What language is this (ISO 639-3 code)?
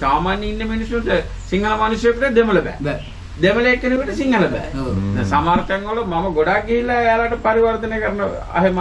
eng